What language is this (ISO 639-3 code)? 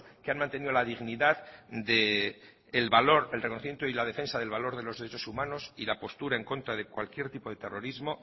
spa